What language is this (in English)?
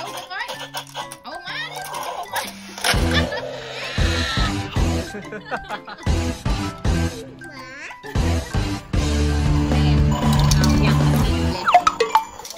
Thai